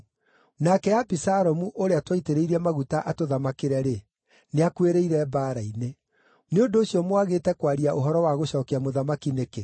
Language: Kikuyu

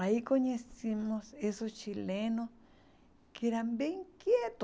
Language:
Portuguese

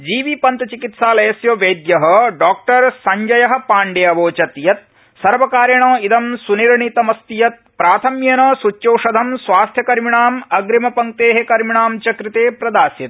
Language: Sanskrit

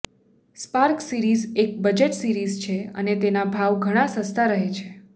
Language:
Gujarati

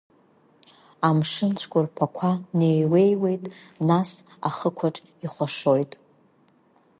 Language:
Abkhazian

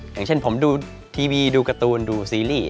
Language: Thai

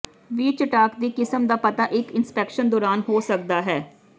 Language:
Punjabi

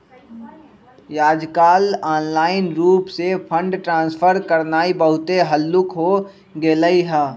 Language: Magahi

